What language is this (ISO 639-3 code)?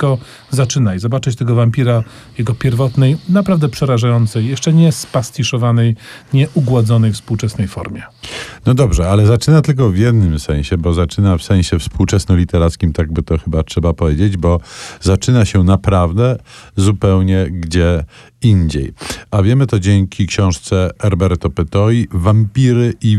pol